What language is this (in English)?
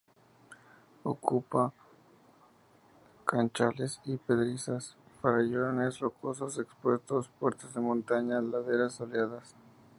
Spanish